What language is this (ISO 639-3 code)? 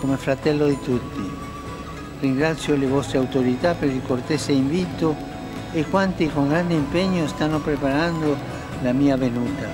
ita